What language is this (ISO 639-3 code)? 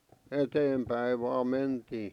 fin